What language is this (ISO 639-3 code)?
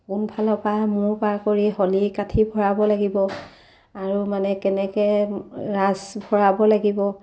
asm